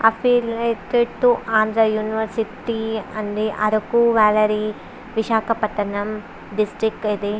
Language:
Telugu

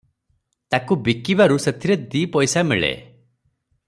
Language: Odia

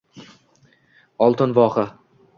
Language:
Uzbek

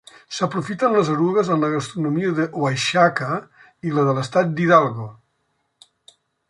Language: Catalan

